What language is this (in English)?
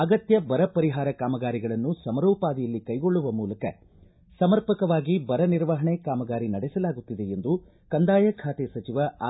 Kannada